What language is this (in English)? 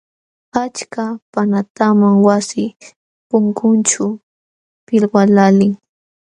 Jauja Wanca Quechua